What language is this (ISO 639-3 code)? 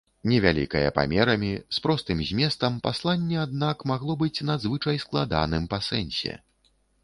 bel